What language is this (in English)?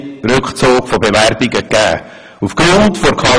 Swiss German